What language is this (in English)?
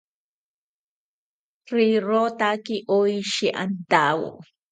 South Ucayali Ashéninka